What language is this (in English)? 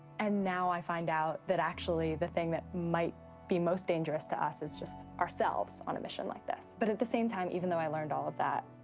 English